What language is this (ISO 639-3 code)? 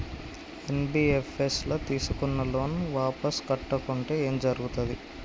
tel